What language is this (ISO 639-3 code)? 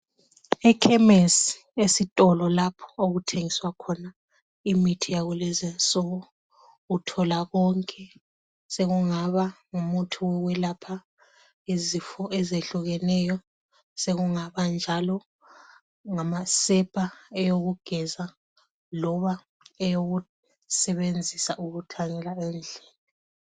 nde